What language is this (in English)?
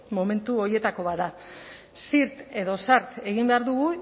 Basque